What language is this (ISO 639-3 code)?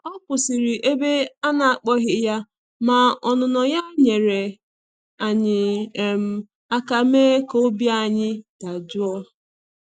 ibo